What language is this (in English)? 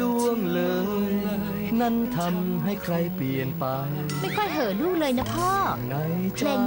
Thai